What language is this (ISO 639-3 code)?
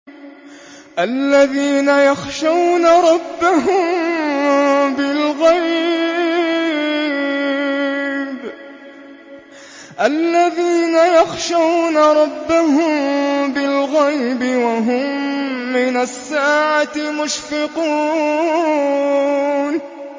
ara